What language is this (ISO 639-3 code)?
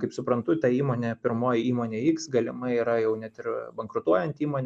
lit